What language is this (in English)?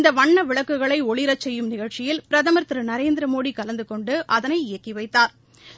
Tamil